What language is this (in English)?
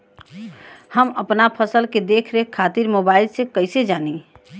Bhojpuri